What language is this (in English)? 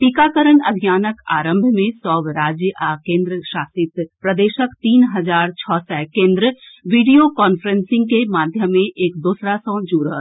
Maithili